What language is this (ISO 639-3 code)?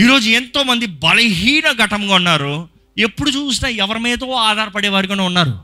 tel